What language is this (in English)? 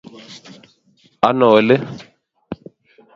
Kalenjin